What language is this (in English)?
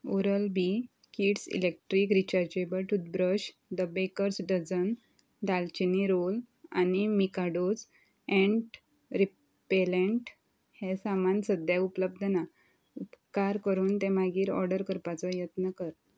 Konkani